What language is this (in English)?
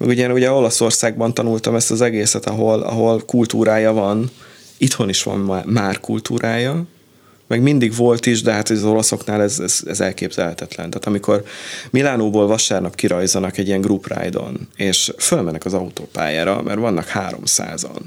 Hungarian